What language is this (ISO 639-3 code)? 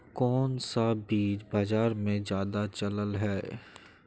mag